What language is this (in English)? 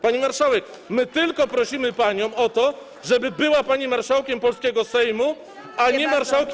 Polish